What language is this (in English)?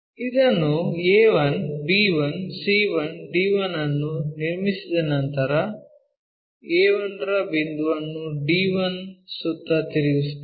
Kannada